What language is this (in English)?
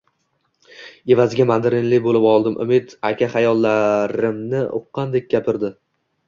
Uzbek